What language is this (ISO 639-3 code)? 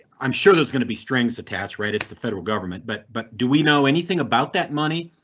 eng